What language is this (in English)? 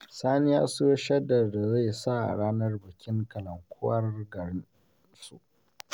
Hausa